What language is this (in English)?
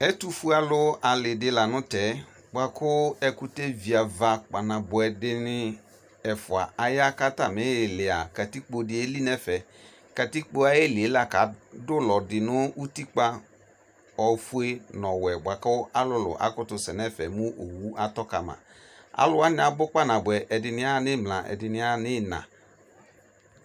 Ikposo